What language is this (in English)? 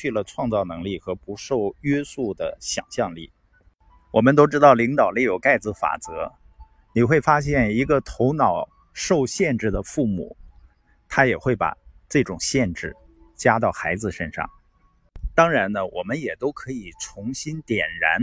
Chinese